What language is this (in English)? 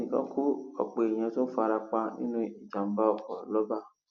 Yoruba